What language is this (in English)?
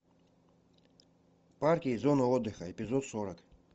Russian